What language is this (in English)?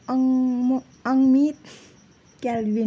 Nepali